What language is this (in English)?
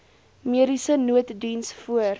Afrikaans